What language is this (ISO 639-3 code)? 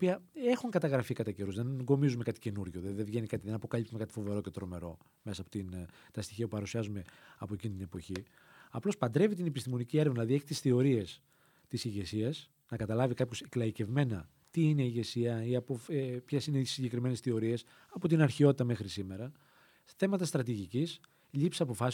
ell